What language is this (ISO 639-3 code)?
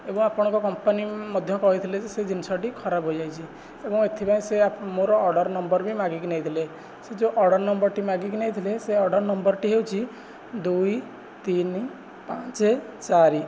ori